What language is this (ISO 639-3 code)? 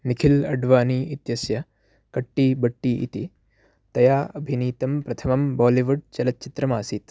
san